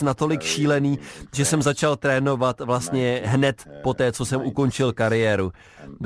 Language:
Czech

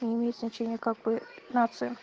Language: Russian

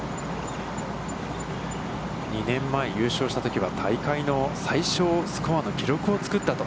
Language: Japanese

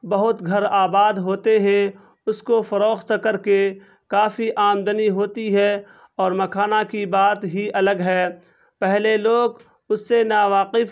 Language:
Urdu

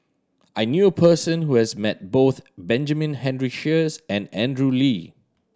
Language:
English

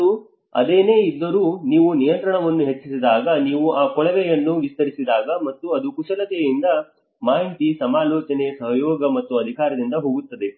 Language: Kannada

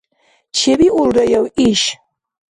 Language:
Dargwa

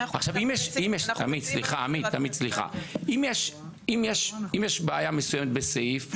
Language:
Hebrew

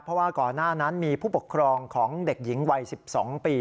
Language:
Thai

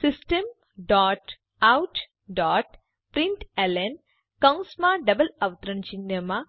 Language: Gujarati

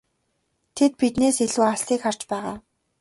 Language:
Mongolian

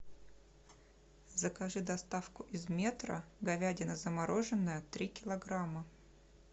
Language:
Russian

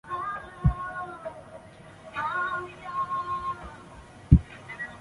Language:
Chinese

